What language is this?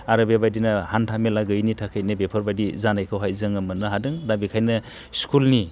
Bodo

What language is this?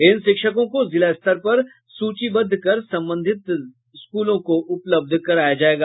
Hindi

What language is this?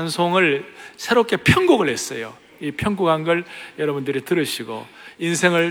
Korean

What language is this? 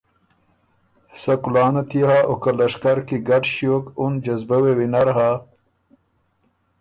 Ormuri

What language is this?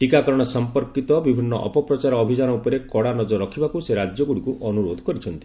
Odia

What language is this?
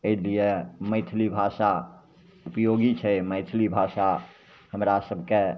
Maithili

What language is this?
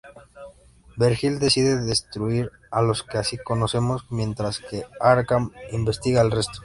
Spanish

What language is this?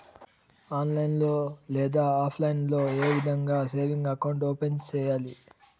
Telugu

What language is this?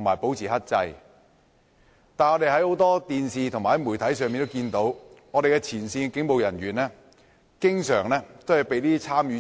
Cantonese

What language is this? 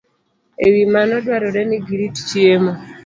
Luo (Kenya and Tanzania)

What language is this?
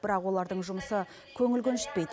Kazakh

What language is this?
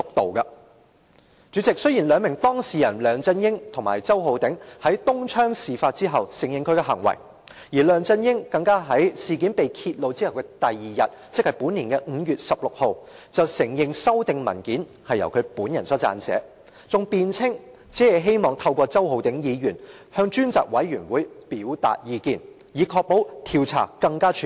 Cantonese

